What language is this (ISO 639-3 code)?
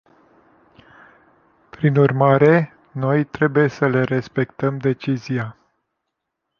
ron